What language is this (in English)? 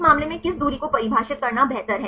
Hindi